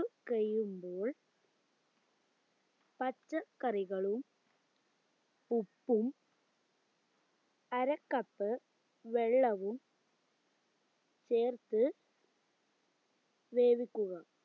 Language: Malayalam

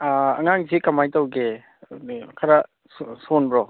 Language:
Manipuri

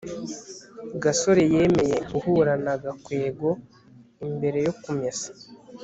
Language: Kinyarwanda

